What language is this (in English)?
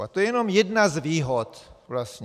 Czech